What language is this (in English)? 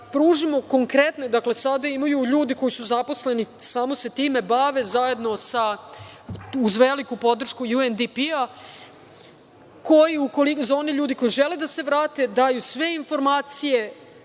Serbian